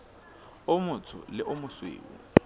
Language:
Southern Sotho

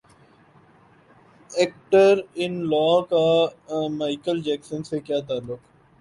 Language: Urdu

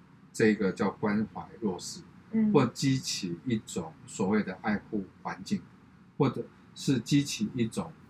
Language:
Chinese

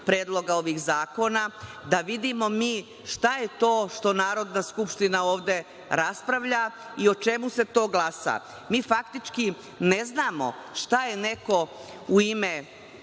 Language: Serbian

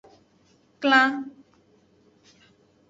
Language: Aja (Benin)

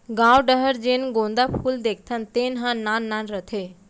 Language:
Chhattisgarhi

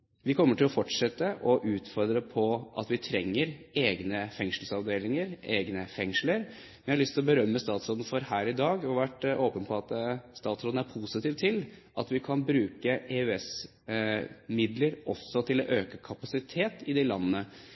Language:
Norwegian Bokmål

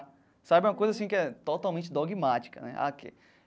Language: Portuguese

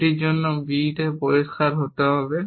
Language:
Bangla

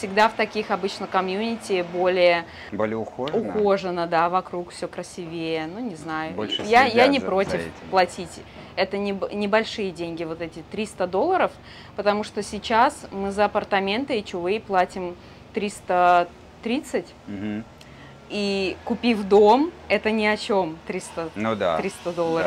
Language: Russian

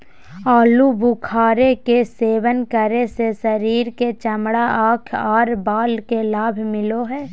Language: Magahi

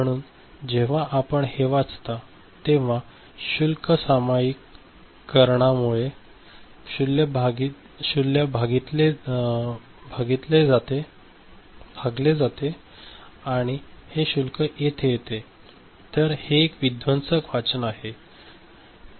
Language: Marathi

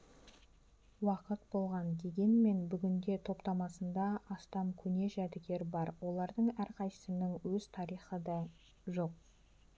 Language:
Kazakh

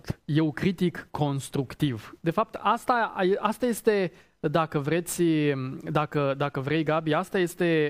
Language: Romanian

